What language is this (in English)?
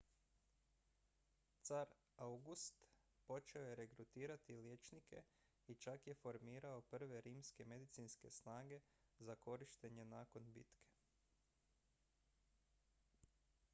Croatian